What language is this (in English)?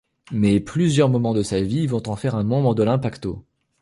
French